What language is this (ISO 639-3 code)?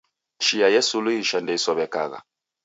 dav